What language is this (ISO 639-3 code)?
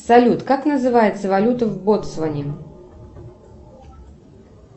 rus